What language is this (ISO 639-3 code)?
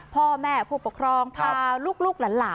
tha